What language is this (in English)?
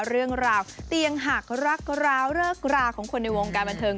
Thai